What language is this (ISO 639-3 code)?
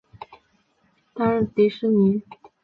zho